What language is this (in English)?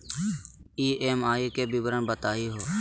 Magahi